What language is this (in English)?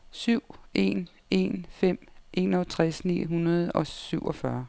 Danish